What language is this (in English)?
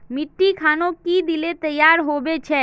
Magahi